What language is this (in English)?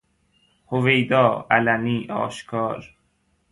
Persian